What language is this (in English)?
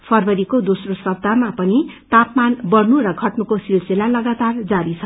Nepali